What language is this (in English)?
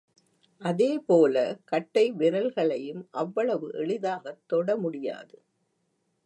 Tamil